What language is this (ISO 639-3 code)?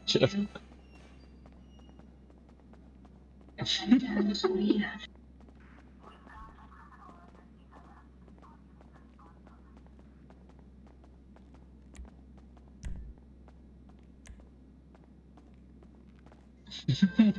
spa